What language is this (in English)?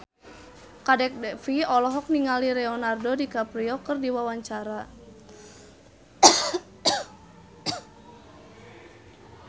Sundanese